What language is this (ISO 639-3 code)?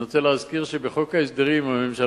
heb